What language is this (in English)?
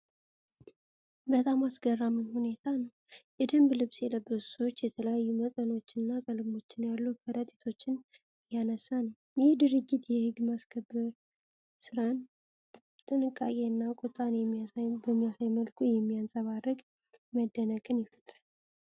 Amharic